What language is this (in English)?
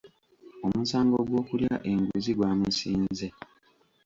Ganda